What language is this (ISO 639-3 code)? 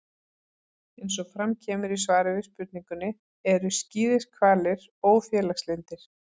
isl